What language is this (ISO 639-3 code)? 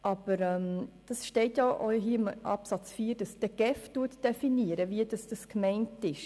gsw